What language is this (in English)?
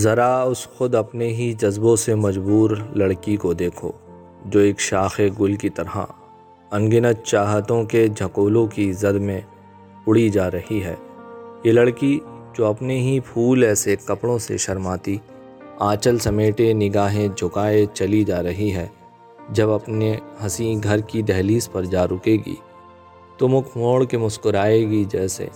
Urdu